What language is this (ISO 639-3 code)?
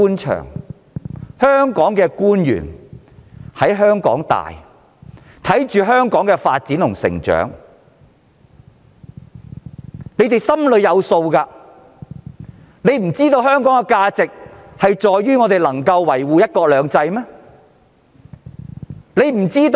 yue